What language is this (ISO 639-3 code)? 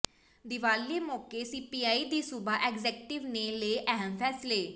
pan